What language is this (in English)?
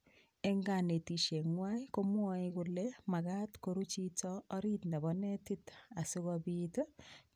Kalenjin